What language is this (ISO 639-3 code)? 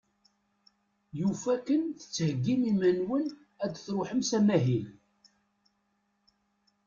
kab